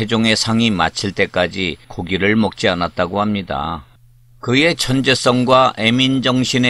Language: Korean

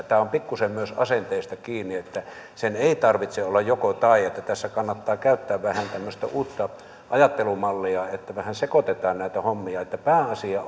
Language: Finnish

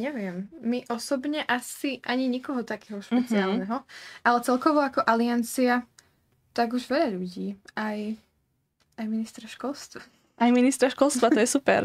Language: Slovak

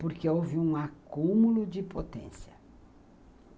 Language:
Portuguese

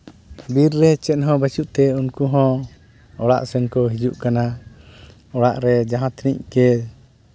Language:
Santali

